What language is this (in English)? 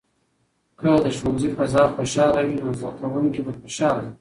Pashto